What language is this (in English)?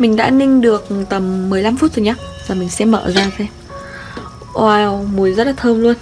Vietnamese